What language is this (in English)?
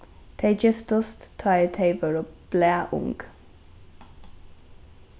Faroese